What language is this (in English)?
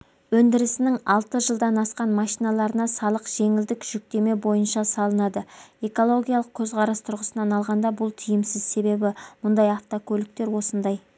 Kazakh